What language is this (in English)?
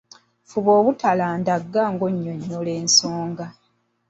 Ganda